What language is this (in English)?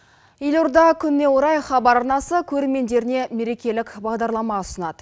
Kazakh